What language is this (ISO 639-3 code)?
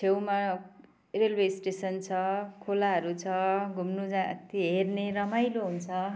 nep